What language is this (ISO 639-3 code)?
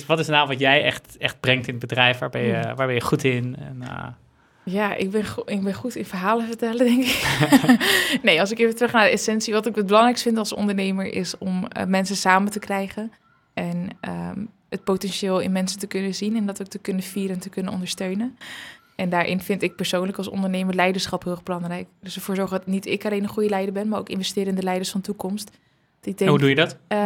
nld